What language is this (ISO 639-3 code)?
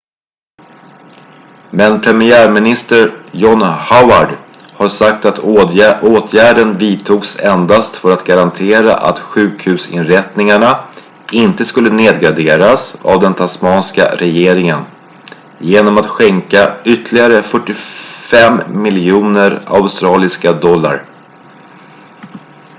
swe